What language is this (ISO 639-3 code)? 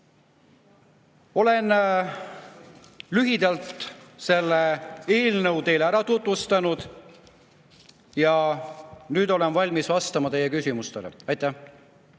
est